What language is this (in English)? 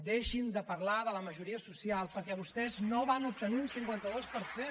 Catalan